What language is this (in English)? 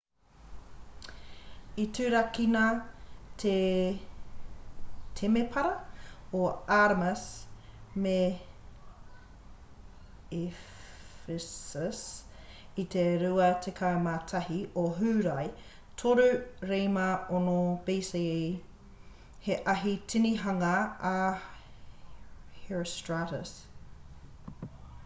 Māori